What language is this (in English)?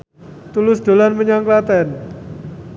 Javanese